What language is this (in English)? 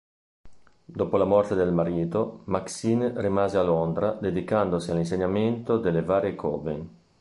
Italian